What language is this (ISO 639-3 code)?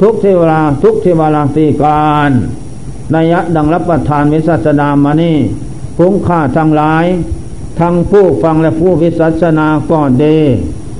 tha